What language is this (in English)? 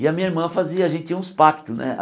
Portuguese